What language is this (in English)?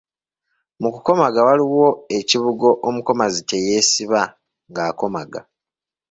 Ganda